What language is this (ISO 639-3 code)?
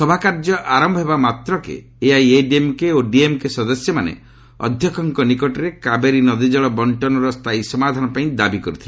ori